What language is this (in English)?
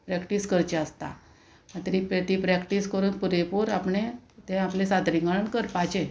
Konkani